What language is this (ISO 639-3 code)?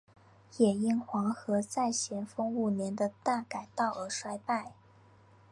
zho